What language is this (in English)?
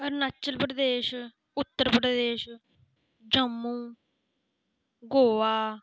Dogri